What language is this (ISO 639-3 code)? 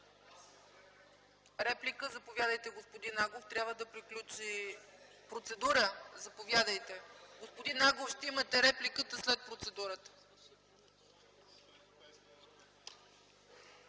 bul